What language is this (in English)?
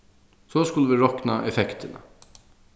Faroese